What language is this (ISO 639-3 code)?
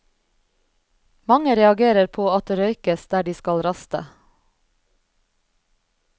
nor